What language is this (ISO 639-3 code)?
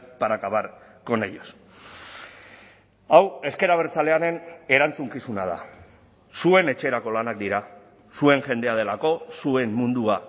eus